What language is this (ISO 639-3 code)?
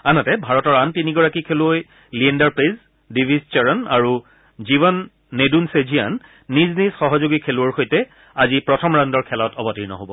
asm